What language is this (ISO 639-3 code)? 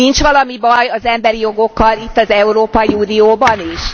hun